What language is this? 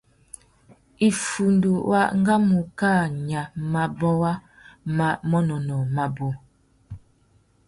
Tuki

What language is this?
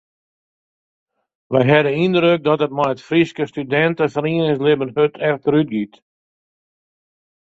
Western Frisian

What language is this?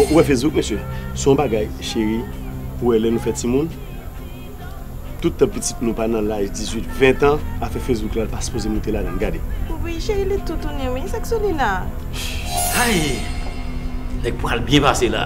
French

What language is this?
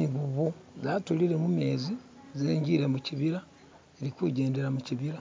Masaaba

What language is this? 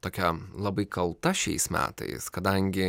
Lithuanian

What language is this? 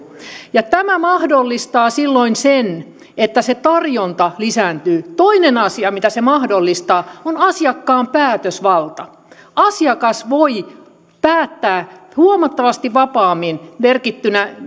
Finnish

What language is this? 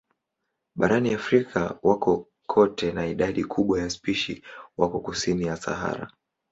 Swahili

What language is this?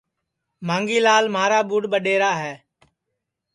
Sansi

